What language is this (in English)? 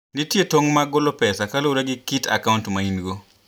Luo (Kenya and Tanzania)